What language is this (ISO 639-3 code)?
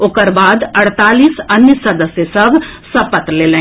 mai